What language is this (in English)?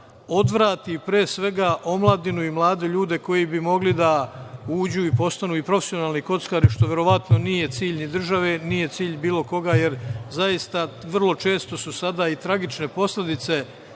Serbian